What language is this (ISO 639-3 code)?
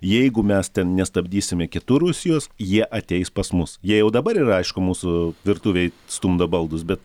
lit